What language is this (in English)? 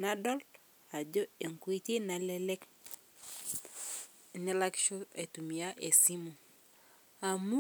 Masai